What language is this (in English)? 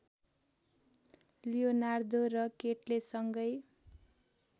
Nepali